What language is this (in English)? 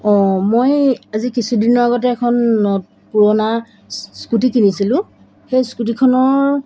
Assamese